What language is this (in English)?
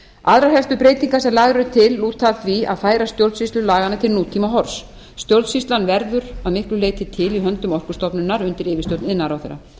Icelandic